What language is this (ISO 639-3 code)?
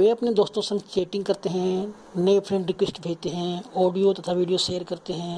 hin